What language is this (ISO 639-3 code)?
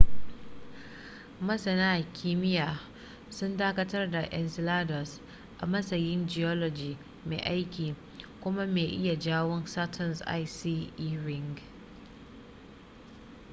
hau